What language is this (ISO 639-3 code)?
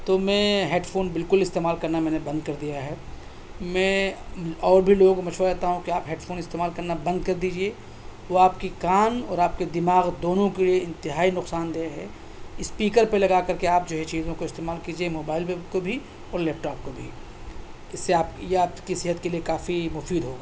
urd